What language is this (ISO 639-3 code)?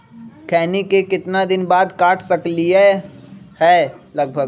mag